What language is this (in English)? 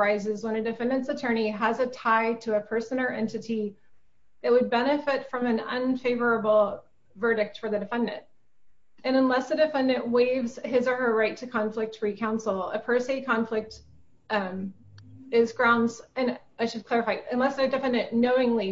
English